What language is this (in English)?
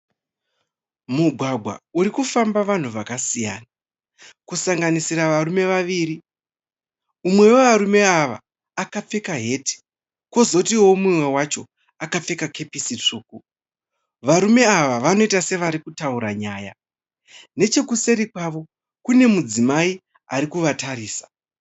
Shona